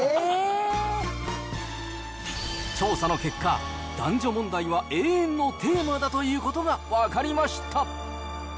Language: Japanese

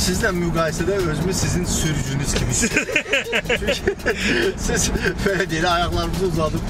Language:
Turkish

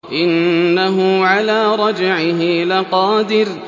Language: Arabic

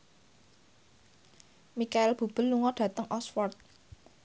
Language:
Javanese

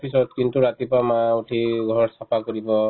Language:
Assamese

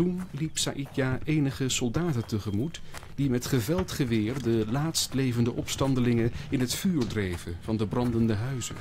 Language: Dutch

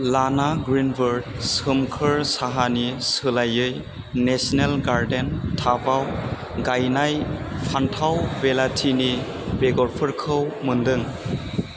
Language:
Bodo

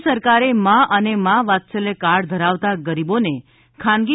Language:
Gujarati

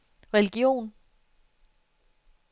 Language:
Danish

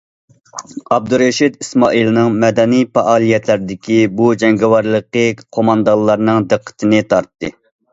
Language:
Uyghur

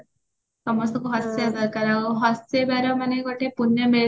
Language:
Odia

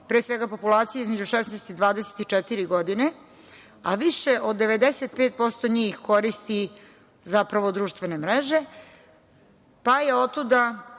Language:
Serbian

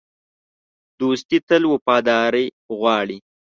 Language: Pashto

